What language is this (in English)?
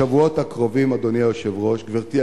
Hebrew